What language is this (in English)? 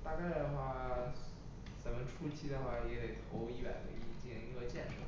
Chinese